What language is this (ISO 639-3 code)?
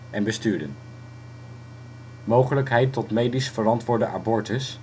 nld